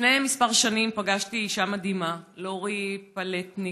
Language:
Hebrew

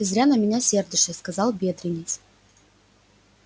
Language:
Russian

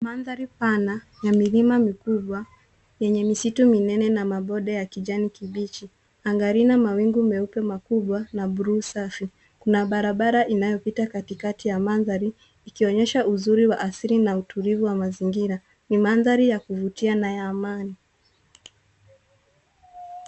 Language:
Swahili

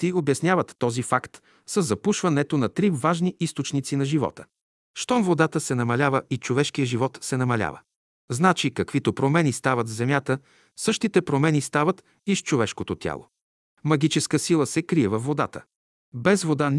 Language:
Bulgarian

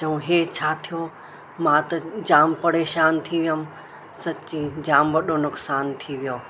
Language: Sindhi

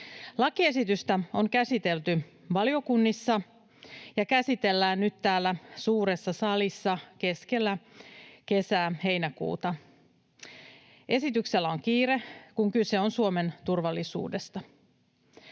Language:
Finnish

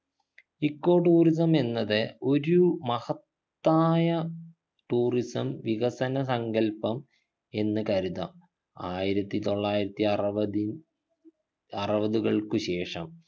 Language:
Malayalam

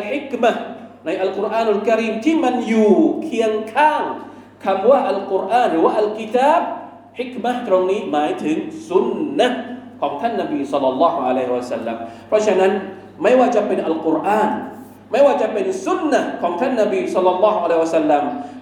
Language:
Thai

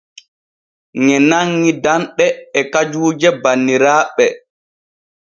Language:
Borgu Fulfulde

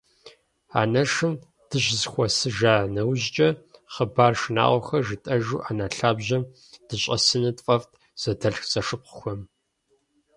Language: Kabardian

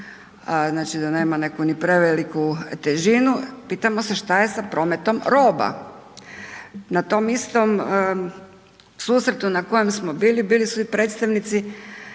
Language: Croatian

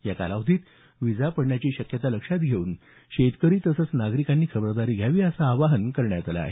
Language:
Marathi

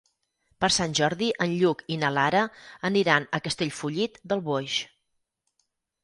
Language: Catalan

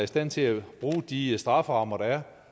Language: Danish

